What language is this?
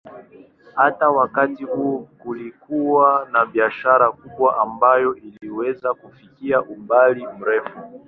Swahili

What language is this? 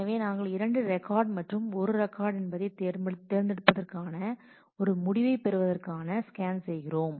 Tamil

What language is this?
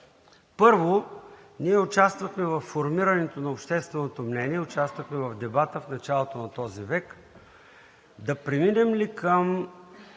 Bulgarian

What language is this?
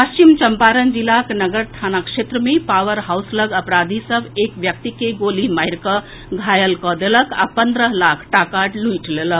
Maithili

